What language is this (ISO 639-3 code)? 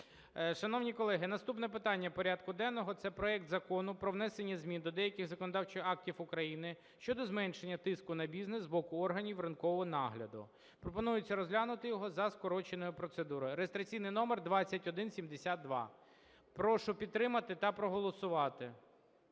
ukr